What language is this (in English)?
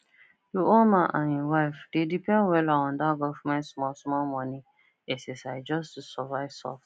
Nigerian Pidgin